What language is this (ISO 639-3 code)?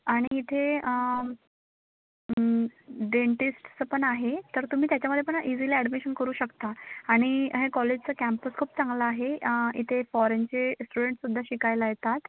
mar